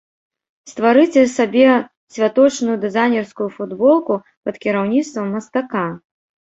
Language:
Belarusian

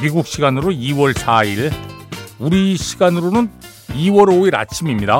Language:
Korean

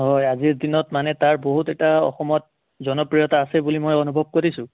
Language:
Assamese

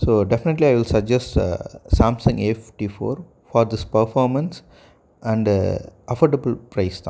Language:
Tamil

